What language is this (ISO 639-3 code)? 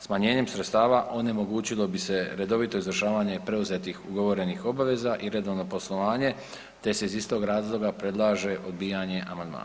hrv